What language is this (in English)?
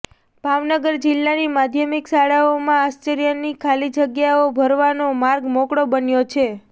Gujarati